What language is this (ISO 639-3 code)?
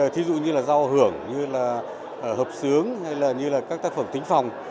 vie